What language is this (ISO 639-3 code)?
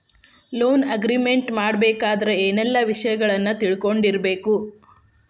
kan